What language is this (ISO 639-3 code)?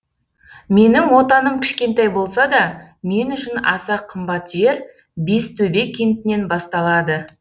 kaz